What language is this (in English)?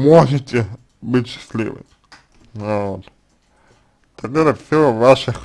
Russian